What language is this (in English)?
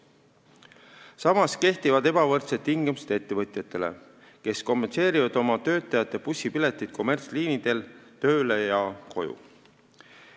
Estonian